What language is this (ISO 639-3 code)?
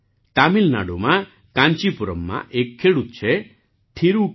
guj